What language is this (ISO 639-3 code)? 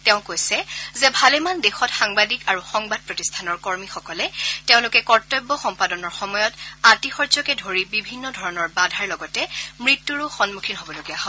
asm